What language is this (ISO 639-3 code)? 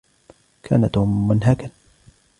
ara